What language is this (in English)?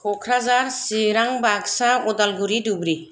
Bodo